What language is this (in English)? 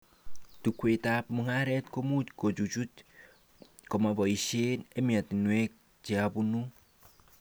Kalenjin